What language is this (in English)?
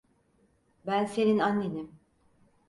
Turkish